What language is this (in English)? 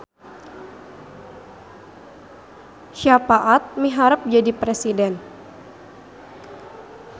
Sundanese